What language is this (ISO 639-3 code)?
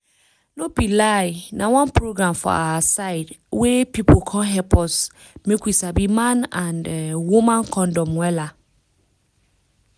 pcm